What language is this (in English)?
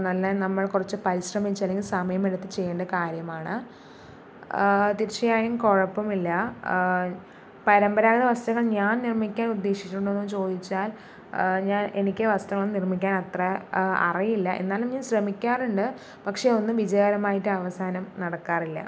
Malayalam